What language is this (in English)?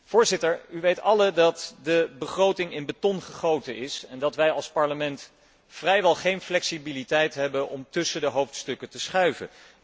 Dutch